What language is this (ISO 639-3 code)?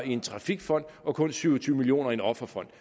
dan